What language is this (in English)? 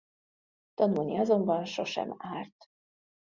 Hungarian